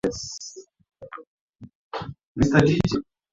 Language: Swahili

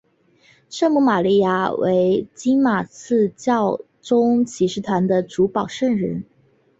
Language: Chinese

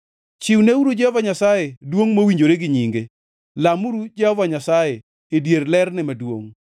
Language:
Luo (Kenya and Tanzania)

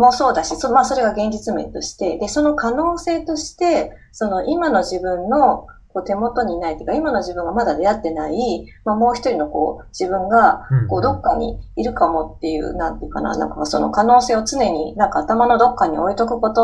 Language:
Japanese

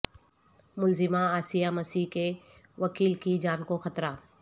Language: Urdu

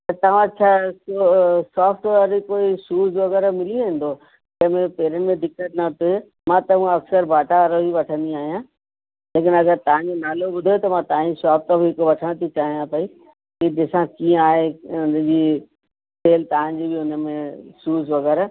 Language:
Sindhi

